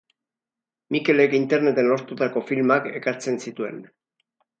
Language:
Basque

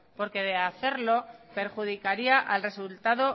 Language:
Spanish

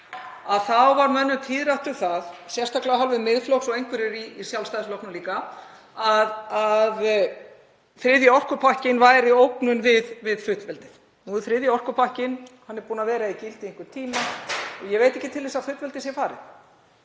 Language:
Icelandic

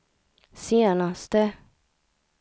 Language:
Swedish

